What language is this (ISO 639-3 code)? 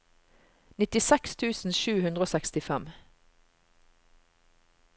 nor